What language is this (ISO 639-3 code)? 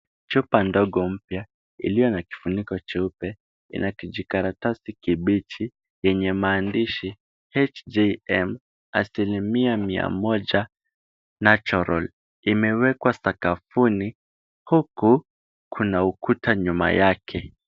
swa